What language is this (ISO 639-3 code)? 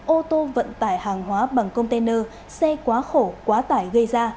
vie